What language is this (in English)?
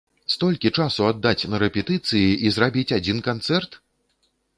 Belarusian